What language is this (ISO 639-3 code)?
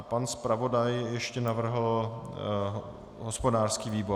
ces